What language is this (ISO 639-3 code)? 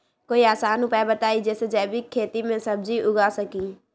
mag